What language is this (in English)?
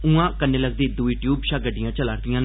Dogri